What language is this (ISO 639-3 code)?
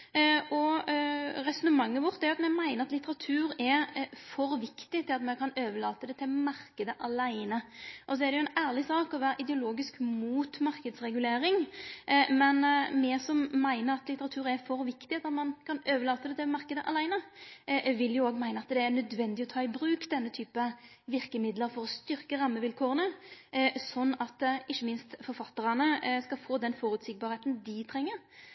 nno